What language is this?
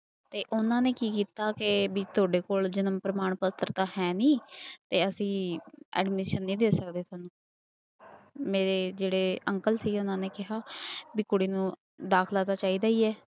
Punjabi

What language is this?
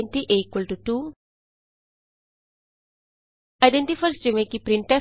Punjabi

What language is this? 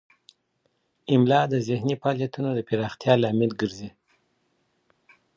Pashto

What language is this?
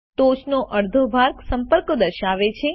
Gujarati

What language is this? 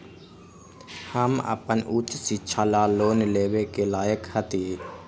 Magahi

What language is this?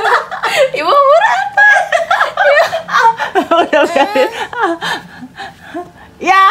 Indonesian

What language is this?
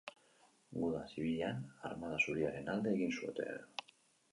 Basque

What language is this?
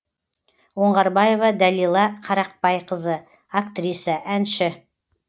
Kazakh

